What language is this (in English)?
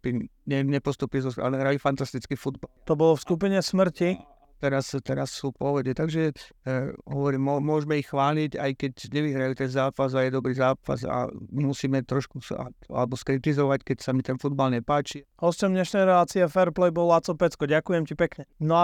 Slovak